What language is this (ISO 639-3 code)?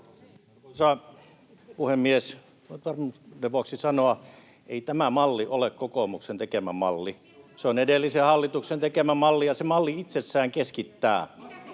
fin